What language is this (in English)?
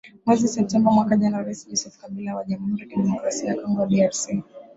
Swahili